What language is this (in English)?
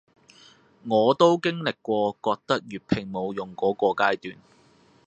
Cantonese